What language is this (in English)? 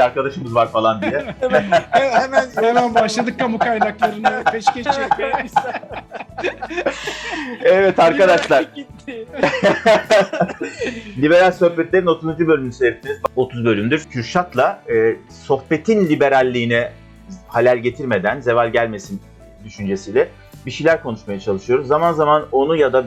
Turkish